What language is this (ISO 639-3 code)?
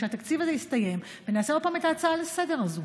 heb